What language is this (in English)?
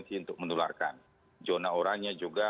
Indonesian